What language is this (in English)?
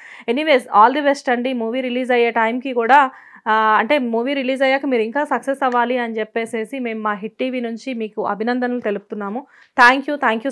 Telugu